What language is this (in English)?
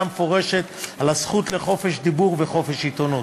Hebrew